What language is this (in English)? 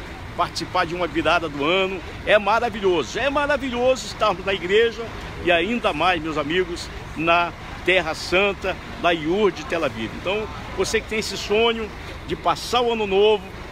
Portuguese